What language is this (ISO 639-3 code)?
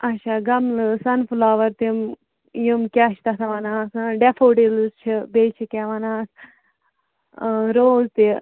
kas